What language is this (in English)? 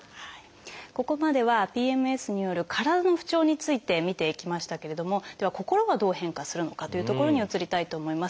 Japanese